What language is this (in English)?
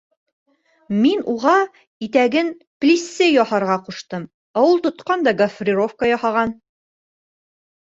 Bashkir